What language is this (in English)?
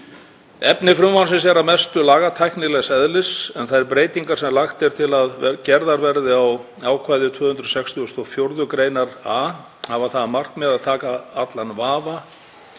Icelandic